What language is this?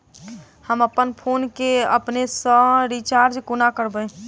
Maithili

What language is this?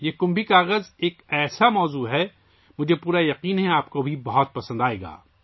Urdu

